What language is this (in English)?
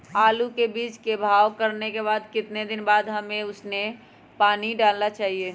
Magahi